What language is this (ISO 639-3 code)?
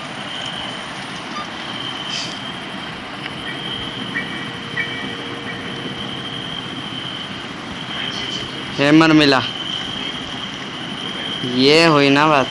hin